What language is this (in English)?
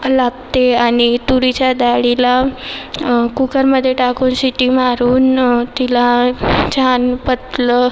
Marathi